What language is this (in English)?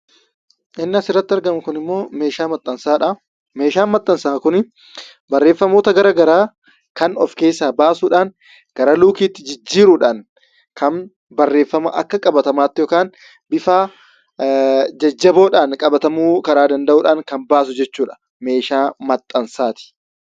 Oromo